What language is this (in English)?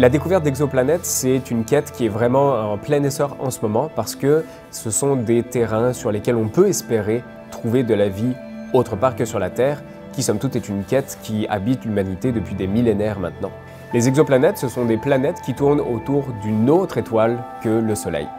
French